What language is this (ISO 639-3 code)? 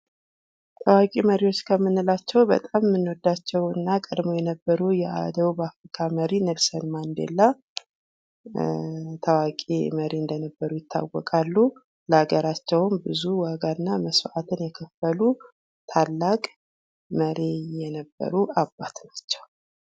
amh